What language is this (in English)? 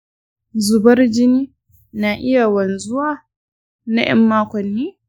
Hausa